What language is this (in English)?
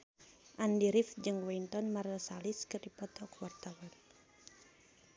Sundanese